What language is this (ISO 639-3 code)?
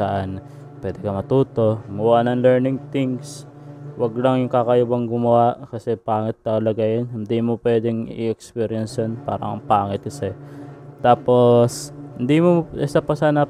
fil